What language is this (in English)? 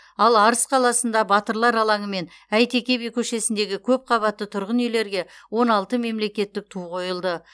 Kazakh